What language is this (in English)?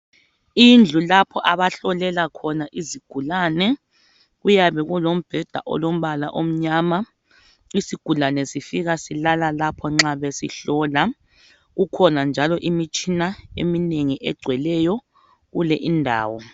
North Ndebele